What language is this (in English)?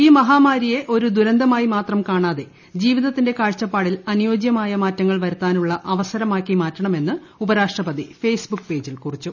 Malayalam